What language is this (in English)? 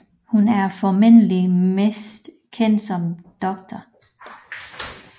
Danish